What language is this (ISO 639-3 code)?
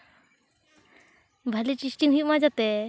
sat